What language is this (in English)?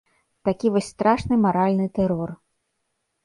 Belarusian